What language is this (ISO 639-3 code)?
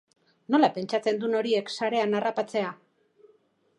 eus